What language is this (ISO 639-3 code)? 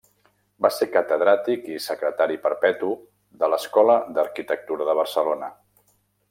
cat